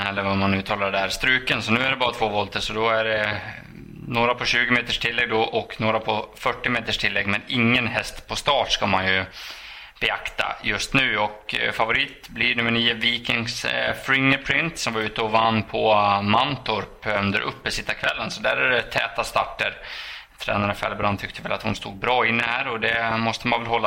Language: Swedish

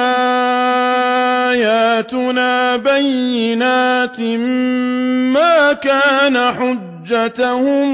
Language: Arabic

